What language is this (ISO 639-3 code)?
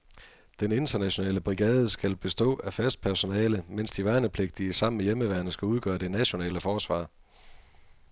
dan